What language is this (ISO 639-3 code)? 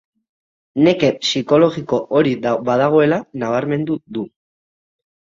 eus